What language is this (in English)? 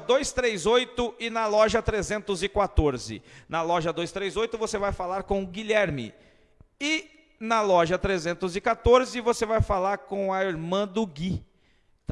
Portuguese